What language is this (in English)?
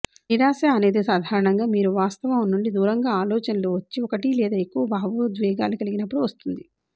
Telugu